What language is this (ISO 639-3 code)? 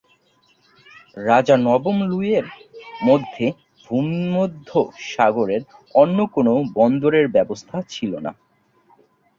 ben